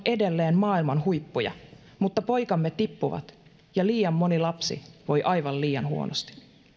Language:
Finnish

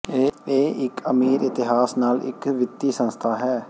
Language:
Punjabi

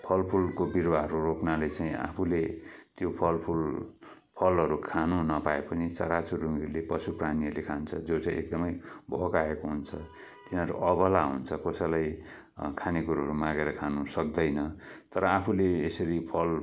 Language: Nepali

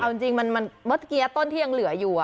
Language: Thai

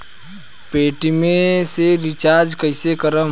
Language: Bhojpuri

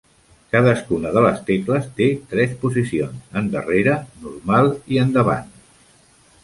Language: Catalan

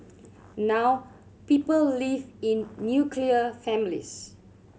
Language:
English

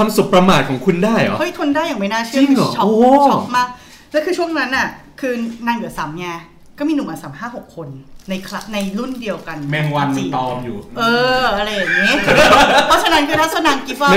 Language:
Thai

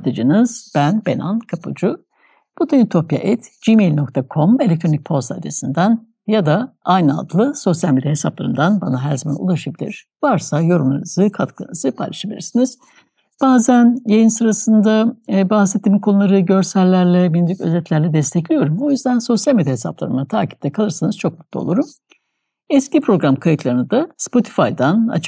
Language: Turkish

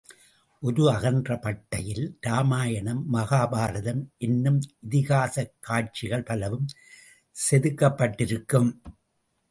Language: Tamil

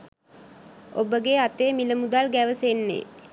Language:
Sinhala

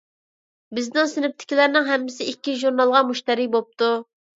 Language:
Uyghur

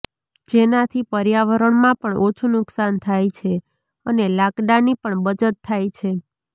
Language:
Gujarati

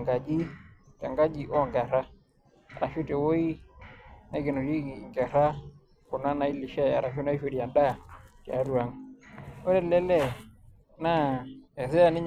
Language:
Masai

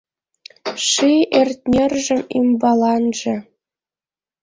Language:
Mari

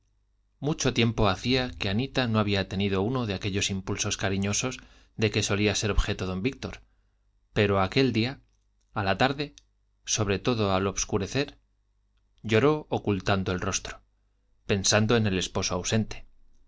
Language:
Spanish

